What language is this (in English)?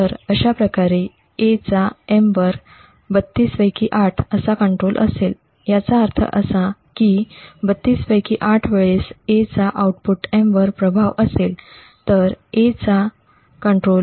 Marathi